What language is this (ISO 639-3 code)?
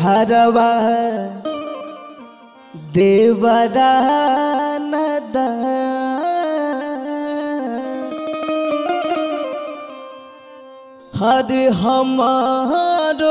ara